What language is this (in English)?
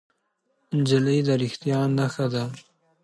Pashto